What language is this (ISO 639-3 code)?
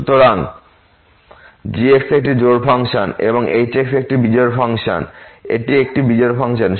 ben